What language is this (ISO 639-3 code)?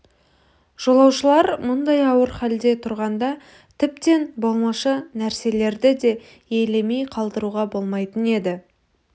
kaz